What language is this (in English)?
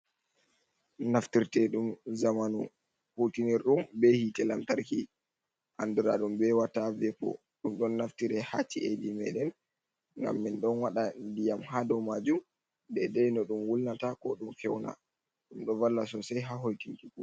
Fula